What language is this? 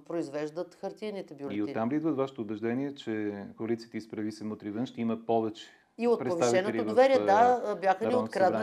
Bulgarian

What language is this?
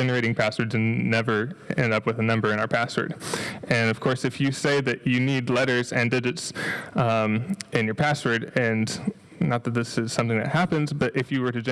English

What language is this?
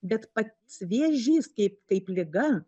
Lithuanian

